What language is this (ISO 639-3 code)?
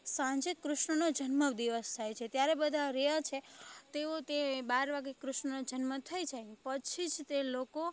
guj